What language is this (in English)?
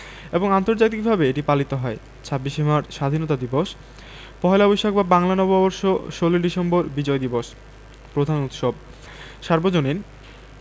Bangla